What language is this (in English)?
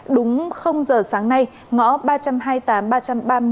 Vietnamese